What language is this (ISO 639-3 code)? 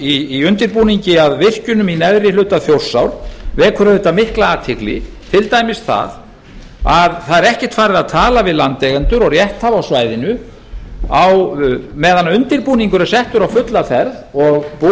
isl